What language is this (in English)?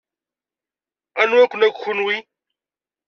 Kabyle